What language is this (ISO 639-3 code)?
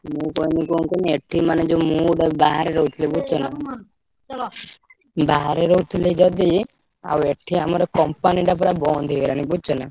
ori